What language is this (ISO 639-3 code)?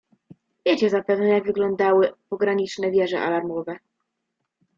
pol